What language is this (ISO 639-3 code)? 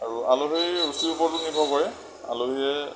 asm